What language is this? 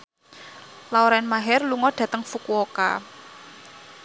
Javanese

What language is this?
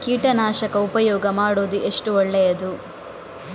Kannada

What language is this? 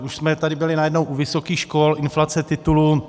Czech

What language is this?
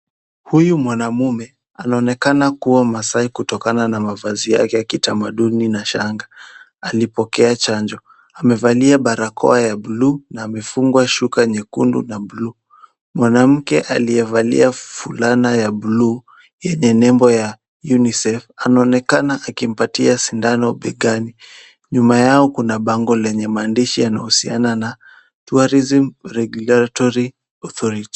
Swahili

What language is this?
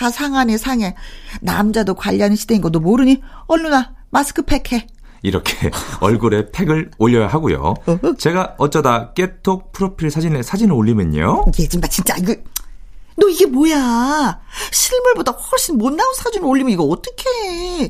Korean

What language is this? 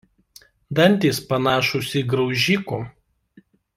Lithuanian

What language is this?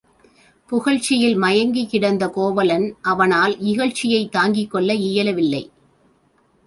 Tamil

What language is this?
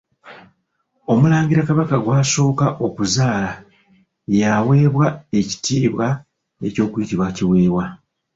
Ganda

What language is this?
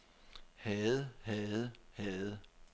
Danish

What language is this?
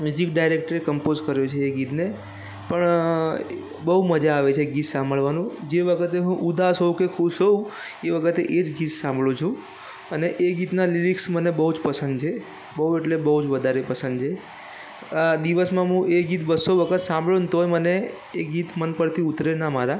Gujarati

